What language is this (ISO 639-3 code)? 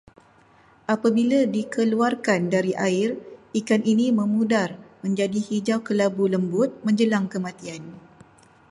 msa